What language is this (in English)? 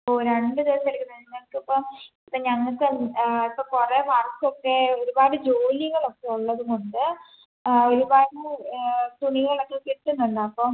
Malayalam